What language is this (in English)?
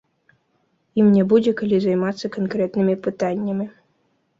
Belarusian